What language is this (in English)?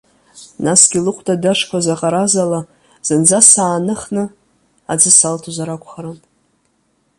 Abkhazian